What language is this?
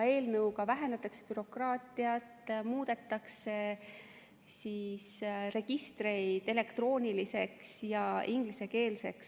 Estonian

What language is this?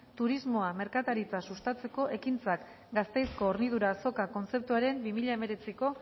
Basque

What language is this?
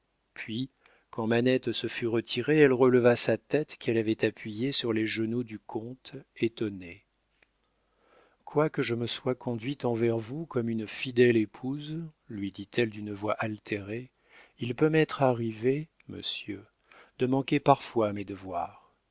French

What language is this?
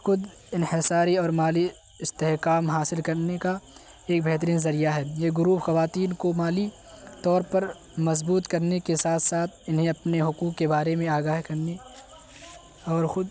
Urdu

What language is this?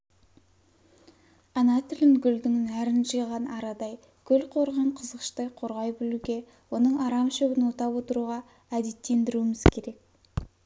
Kazakh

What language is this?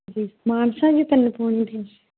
Punjabi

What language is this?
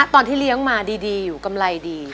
Thai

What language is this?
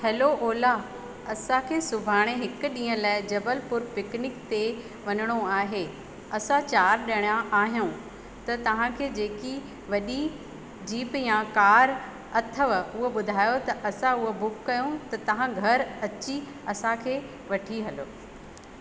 Sindhi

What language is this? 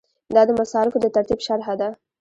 Pashto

